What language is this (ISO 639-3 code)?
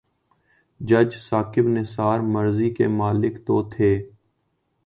urd